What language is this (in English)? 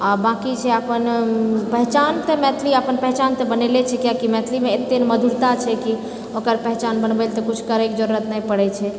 Maithili